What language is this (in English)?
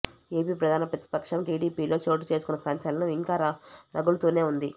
Telugu